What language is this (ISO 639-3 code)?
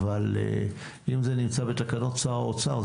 heb